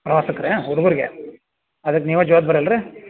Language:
Kannada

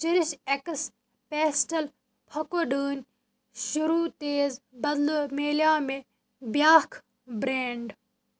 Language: Kashmiri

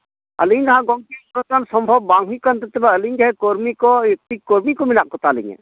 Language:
Santali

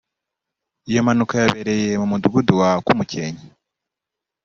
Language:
Kinyarwanda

